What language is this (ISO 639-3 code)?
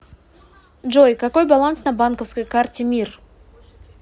rus